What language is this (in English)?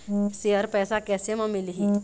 Chhattisgarhi